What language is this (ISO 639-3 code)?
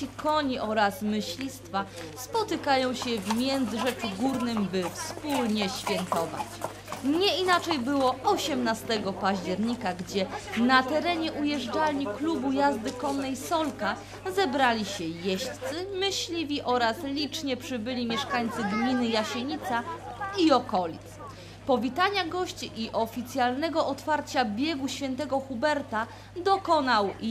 pol